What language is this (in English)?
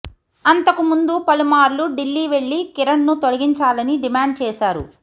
Telugu